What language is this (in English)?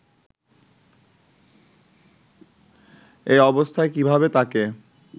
Bangla